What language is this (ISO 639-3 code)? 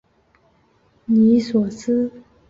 zho